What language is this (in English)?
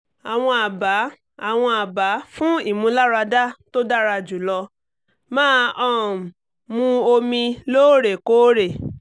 Yoruba